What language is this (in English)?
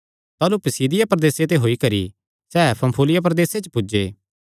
Kangri